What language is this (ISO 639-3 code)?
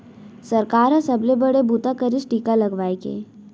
hne